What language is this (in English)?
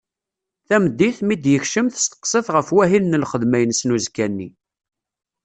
Kabyle